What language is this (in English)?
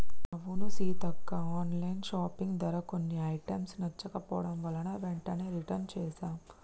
Telugu